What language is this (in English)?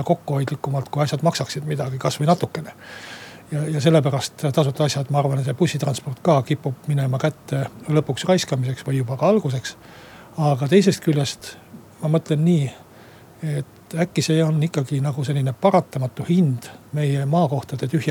Finnish